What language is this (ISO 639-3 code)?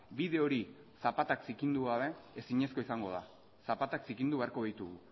eus